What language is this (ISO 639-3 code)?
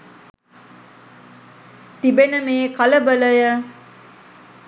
sin